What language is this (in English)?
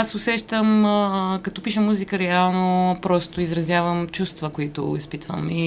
Bulgarian